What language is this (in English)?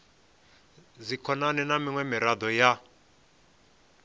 Venda